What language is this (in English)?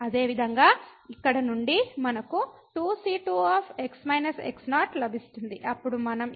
Telugu